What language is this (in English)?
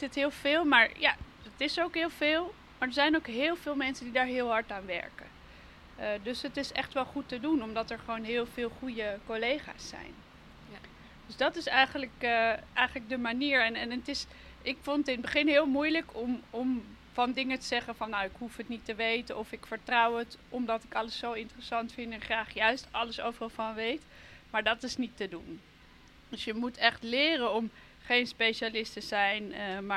Dutch